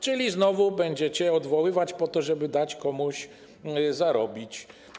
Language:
Polish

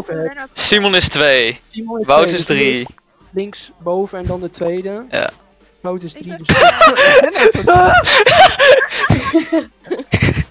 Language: Dutch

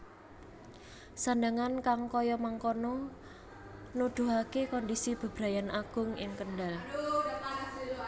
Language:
Javanese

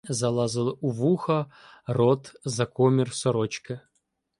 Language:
Ukrainian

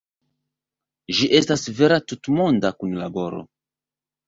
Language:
Esperanto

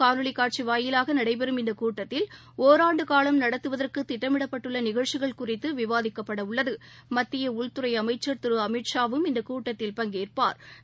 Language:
Tamil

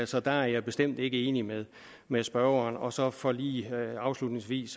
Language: Danish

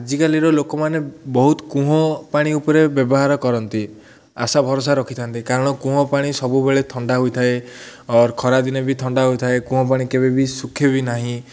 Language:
Odia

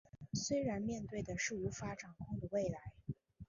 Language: Chinese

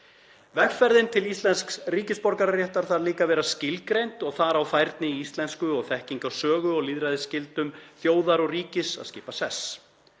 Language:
Icelandic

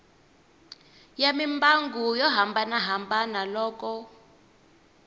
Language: Tsonga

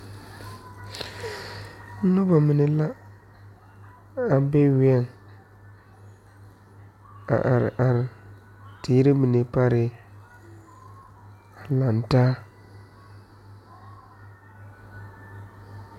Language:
Southern Dagaare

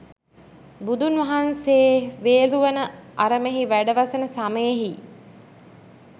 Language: Sinhala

